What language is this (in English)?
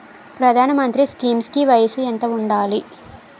Telugu